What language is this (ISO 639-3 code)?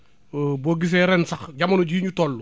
wol